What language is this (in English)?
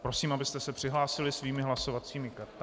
Czech